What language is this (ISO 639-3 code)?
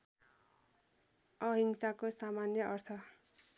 nep